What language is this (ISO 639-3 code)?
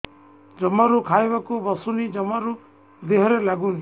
ori